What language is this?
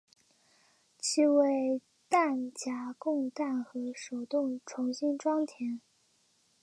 Chinese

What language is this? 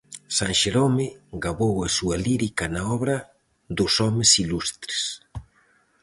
Galician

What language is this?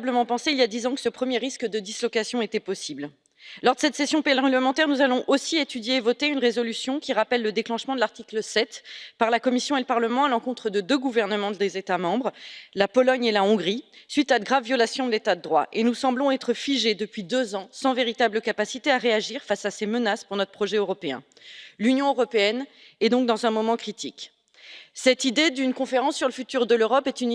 French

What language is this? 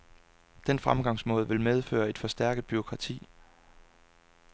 Danish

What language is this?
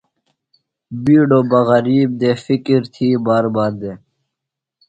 Phalura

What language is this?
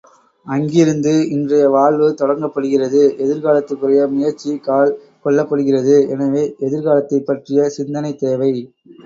Tamil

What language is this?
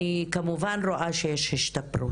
Hebrew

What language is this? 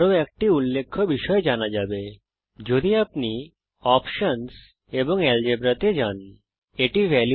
Bangla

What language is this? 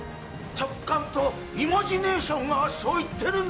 Japanese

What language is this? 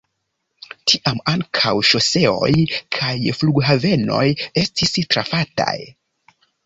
Esperanto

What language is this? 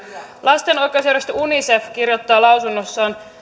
Finnish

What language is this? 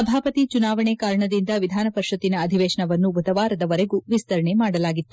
Kannada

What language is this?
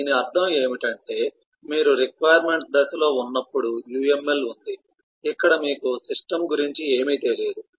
Telugu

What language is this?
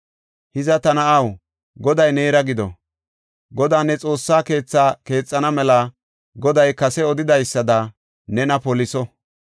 Gofa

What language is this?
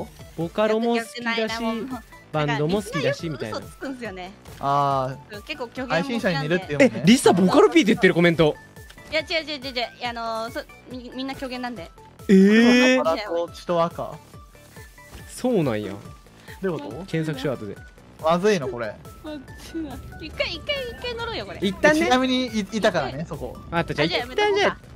Japanese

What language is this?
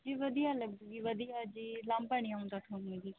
Punjabi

